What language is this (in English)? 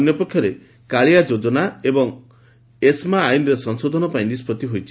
Odia